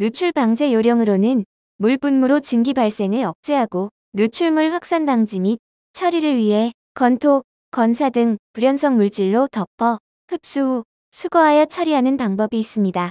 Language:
Korean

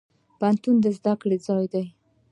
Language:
Pashto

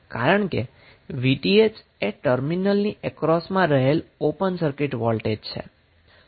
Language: Gujarati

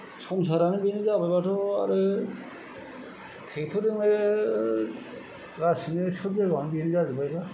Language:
Bodo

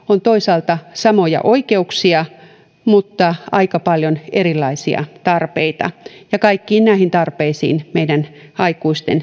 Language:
Finnish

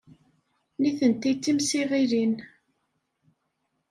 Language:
Kabyle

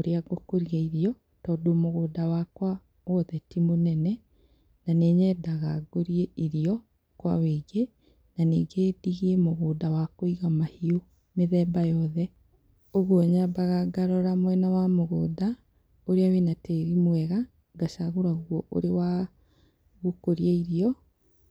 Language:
Kikuyu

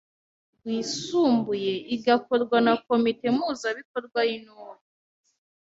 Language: Kinyarwanda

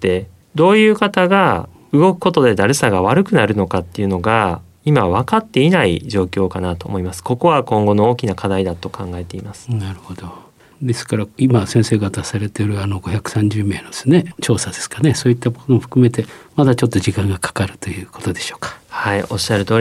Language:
Japanese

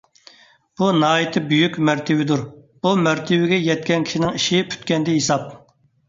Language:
Uyghur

